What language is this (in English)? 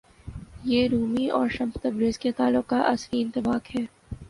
Urdu